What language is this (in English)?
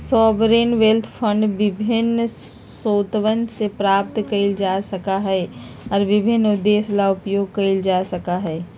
Magahi